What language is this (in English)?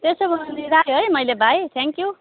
Nepali